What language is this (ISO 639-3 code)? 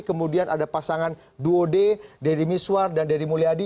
ind